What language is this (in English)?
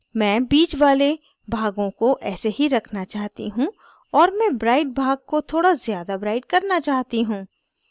Hindi